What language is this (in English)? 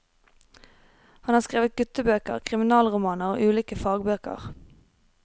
Norwegian